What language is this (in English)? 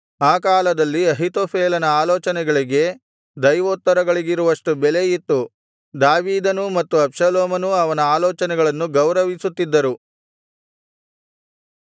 Kannada